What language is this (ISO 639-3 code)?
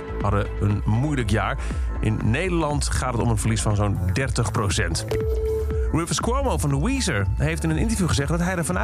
nld